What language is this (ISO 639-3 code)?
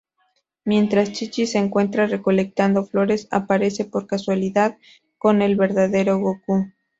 spa